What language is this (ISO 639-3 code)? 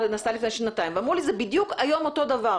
heb